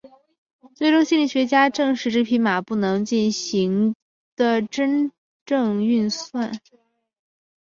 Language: Chinese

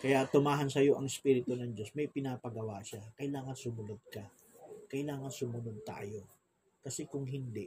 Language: Filipino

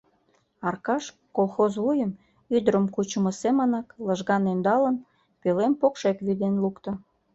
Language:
Mari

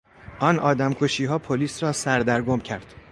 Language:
Persian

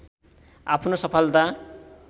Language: Nepali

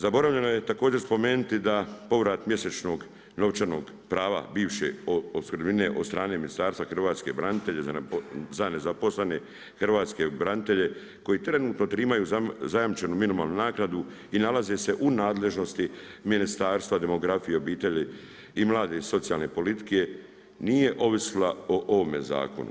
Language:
Croatian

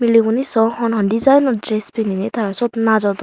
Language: Chakma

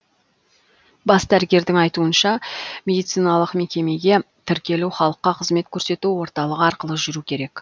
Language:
Kazakh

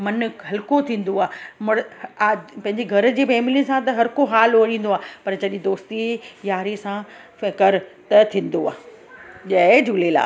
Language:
Sindhi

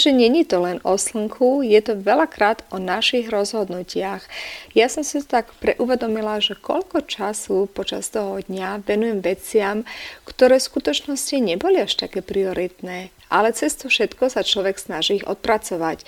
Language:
Slovak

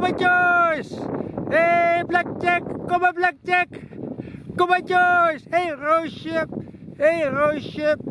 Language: Dutch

